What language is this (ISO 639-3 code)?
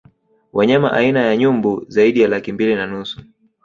swa